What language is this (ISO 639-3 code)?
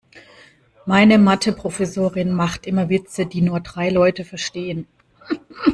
deu